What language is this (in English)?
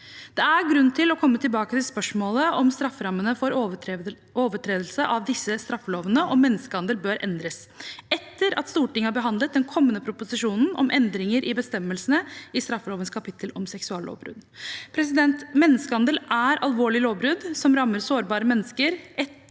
Norwegian